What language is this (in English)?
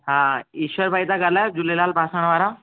Sindhi